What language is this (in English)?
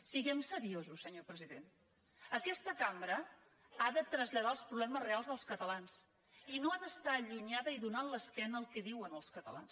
Catalan